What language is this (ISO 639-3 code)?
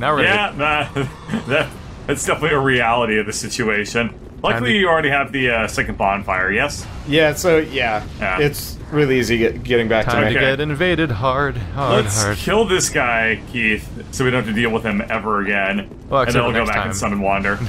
eng